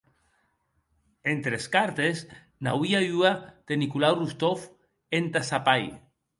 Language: Occitan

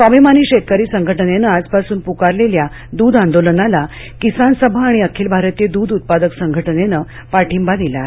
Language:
Marathi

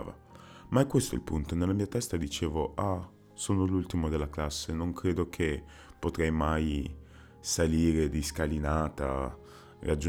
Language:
Italian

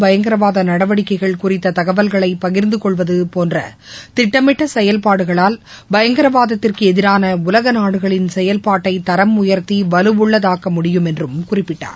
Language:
Tamil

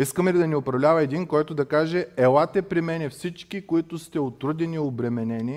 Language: Bulgarian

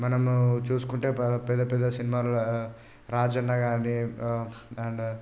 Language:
Telugu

